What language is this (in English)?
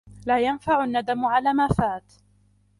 Arabic